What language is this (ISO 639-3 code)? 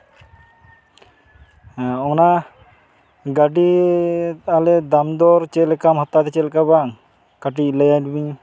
sat